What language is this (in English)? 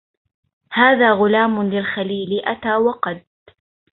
Arabic